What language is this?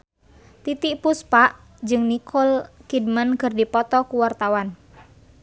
Sundanese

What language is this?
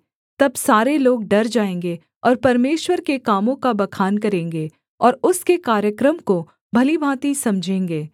Hindi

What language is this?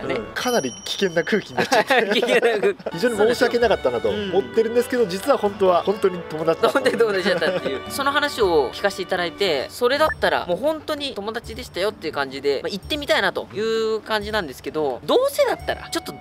Japanese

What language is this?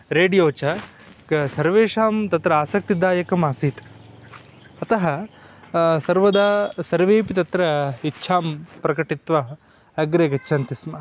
Sanskrit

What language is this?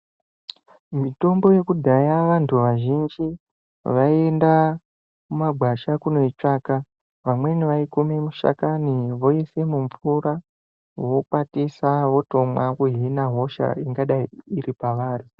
Ndau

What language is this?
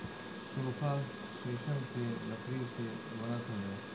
Bhojpuri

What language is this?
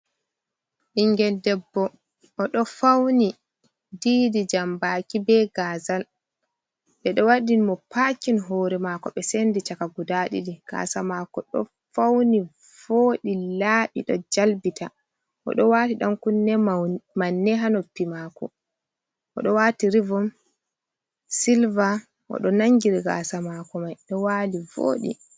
Fula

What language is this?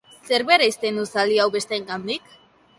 Basque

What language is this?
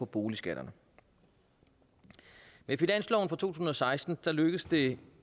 Danish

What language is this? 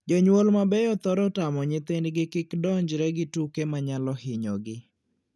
Luo (Kenya and Tanzania)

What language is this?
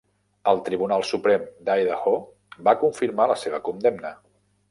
Catalan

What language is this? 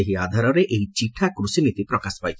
Odia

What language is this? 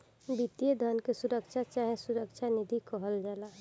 Bhojpuri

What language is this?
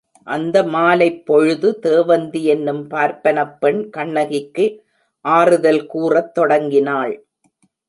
Tamil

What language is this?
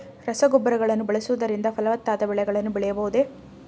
Kannada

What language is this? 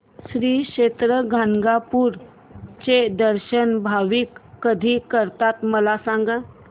Marathi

